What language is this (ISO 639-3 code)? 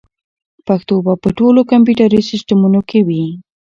pus